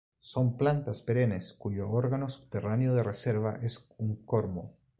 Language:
Spanish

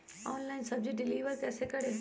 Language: Magahi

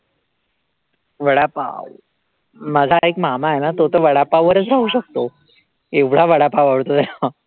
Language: Marathi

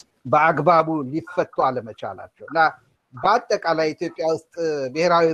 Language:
Amharic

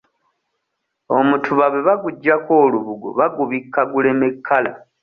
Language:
Ganda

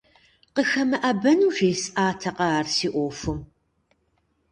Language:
Kabardian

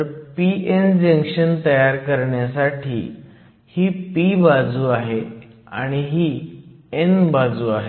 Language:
Marathi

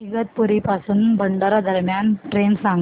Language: Marathi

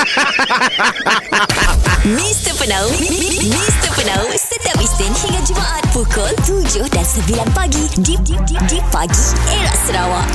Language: Malay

